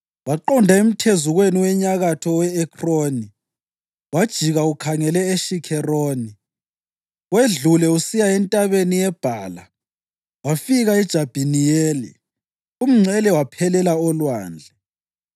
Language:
North Ndebele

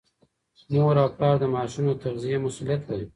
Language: Pashto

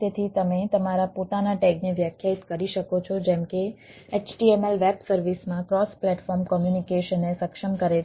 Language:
Gujarati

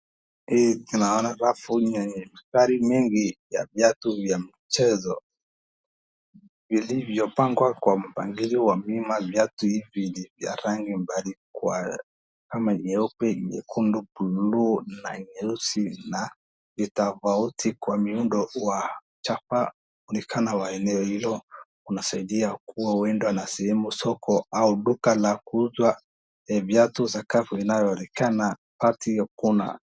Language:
Swahili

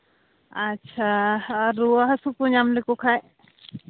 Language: Santali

